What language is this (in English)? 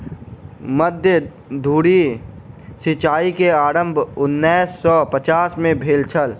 Maithili